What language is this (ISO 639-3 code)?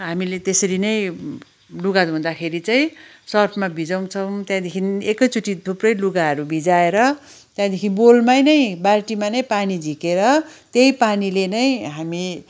nep